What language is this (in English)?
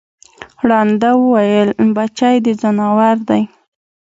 Pashto